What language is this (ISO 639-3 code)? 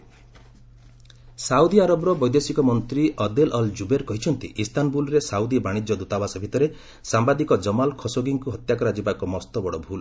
ori